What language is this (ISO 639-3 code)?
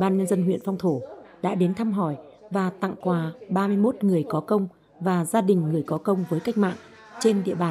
vie